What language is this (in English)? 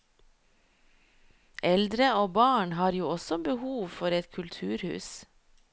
Norwegian